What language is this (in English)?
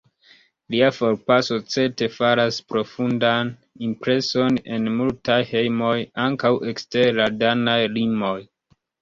Esperanto